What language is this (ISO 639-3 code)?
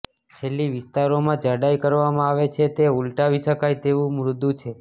guj